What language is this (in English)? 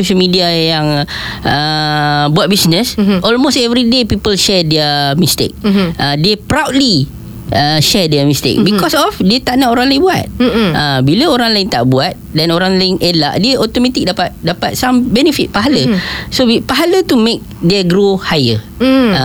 Malay